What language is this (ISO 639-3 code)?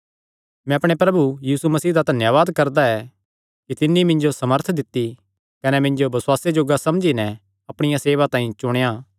xnr